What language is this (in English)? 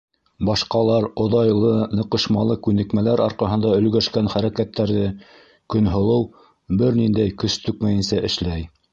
Bashkir